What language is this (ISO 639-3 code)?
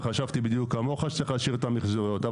heb